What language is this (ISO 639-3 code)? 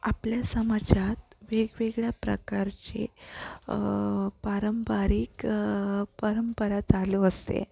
mar